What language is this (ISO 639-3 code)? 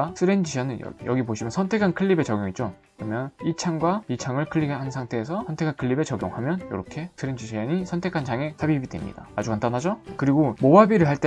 kor